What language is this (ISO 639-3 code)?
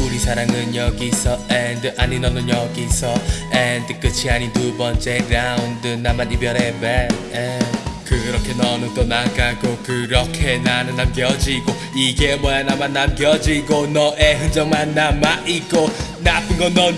ind